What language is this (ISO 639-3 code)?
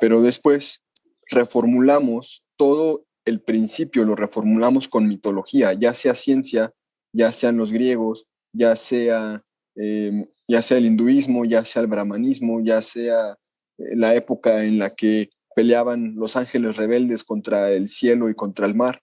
spa